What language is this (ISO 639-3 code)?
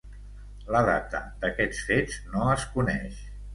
cat